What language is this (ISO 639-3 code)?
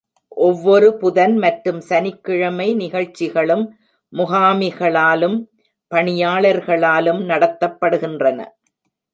tam